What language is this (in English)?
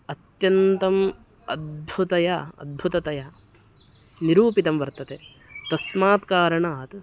Sanskrit